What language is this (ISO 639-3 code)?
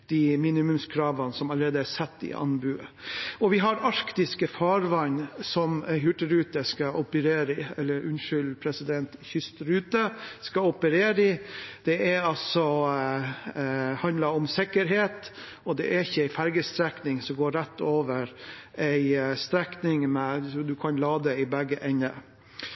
nob